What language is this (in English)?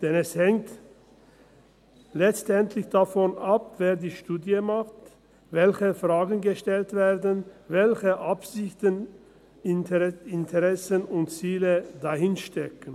Swiss German